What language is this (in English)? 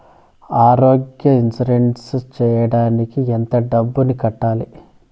Telugu